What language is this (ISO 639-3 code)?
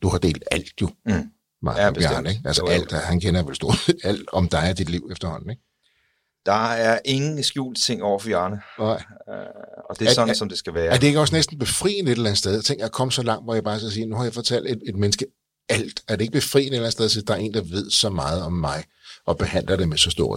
dan